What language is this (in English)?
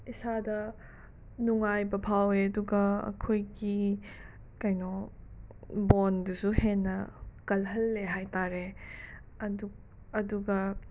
Manipuri